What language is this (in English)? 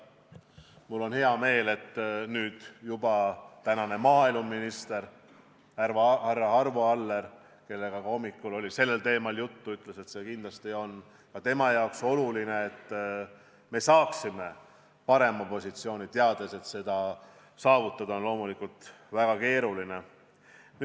Estonian